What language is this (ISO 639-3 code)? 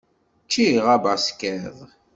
kab